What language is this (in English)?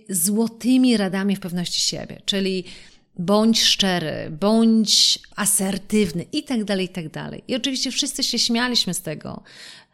Polish